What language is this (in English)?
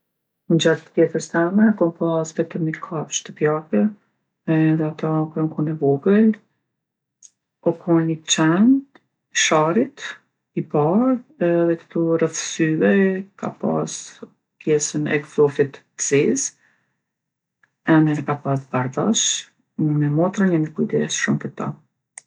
Gheg Albanian